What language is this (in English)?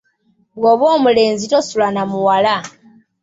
Ganda